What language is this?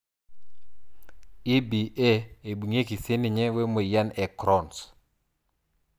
Masai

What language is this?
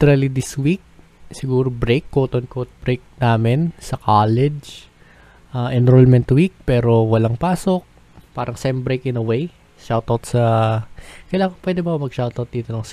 Filipino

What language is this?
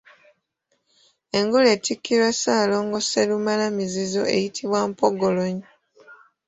Ganda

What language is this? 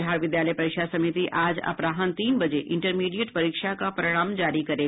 Hindi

